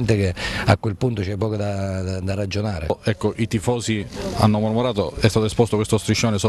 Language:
Italian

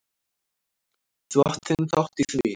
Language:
Icelandic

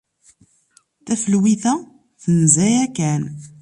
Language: Kabyle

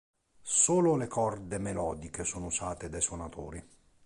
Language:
Italian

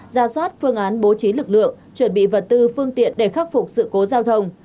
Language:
Vietnamese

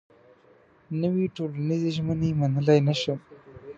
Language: Pashto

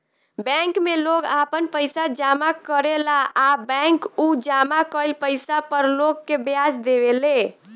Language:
Bhojpuri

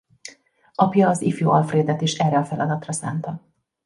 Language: Hungarian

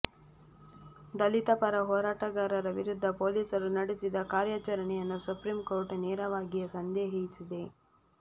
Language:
Kannada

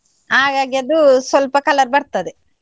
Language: Kannada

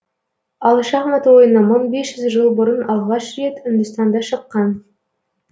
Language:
Kazakh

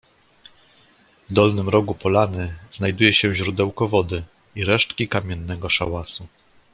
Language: Polish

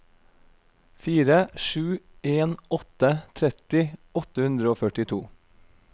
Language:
Norwegian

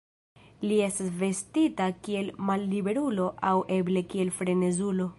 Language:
Esperanto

